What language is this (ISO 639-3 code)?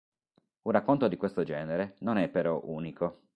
ita